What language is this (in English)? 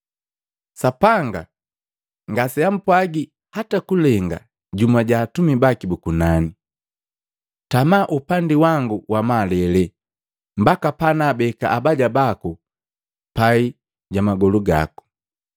Matengo